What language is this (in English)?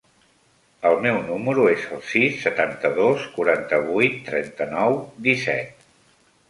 Catalan